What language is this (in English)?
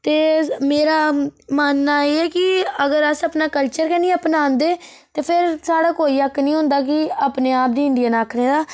Dogri